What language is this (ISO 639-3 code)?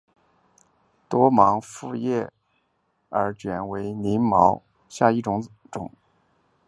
zho